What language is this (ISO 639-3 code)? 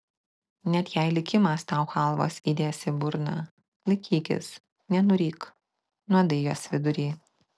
lit